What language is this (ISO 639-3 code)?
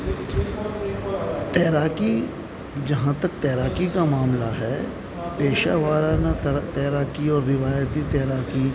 urd